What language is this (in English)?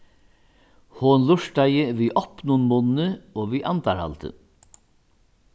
Faroese